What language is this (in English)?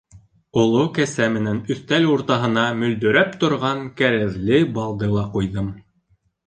Bashkir